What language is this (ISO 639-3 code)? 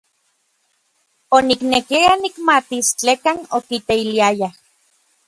nlv